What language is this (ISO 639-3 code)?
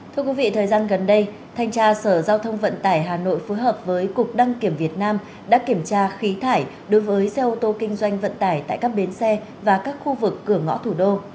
vie